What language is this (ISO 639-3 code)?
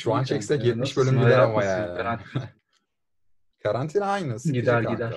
tur